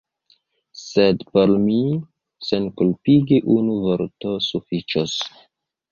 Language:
Esperanto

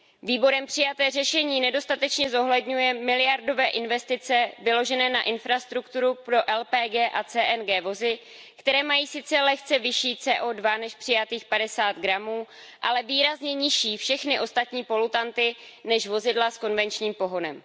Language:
Czech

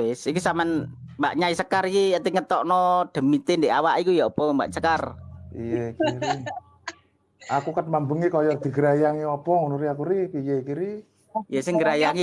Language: Indonesian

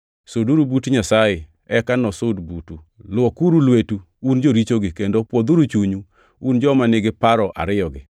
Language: Luo (Kenya and Tanzania)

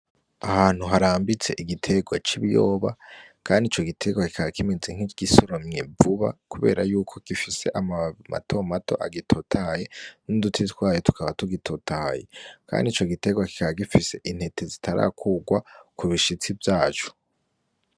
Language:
Rundi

